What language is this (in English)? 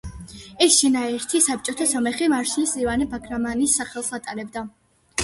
Georgian